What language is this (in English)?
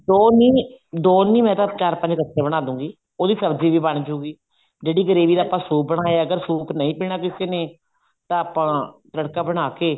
Punjabi